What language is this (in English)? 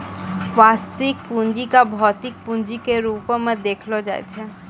Maithili